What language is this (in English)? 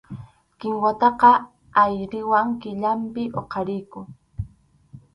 Arequipa-La Unión Quechua